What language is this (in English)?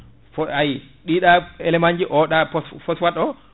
Fula